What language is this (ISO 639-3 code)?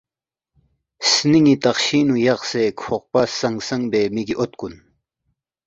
bft